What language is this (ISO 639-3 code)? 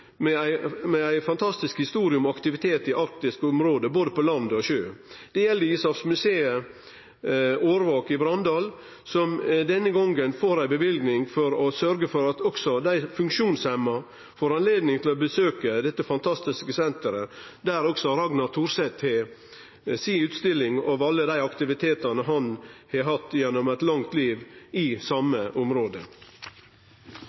nno